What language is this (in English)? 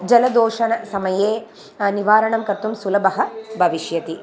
Sanskrit